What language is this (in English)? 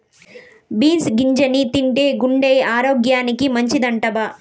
Telugu